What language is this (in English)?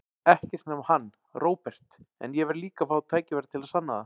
Icelandic